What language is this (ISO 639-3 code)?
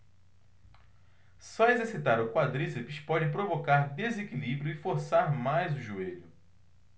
por